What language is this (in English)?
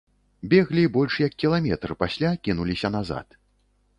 Belarusian